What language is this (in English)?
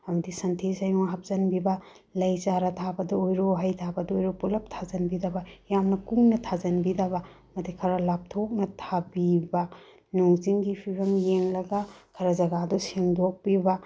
Manipuri